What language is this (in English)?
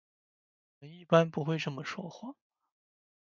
Chinese